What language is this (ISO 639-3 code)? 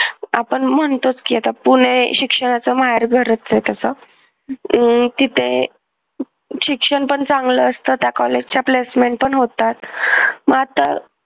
mar